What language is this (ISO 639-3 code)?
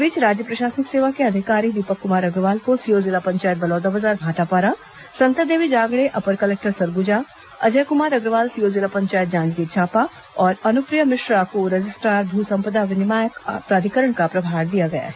hin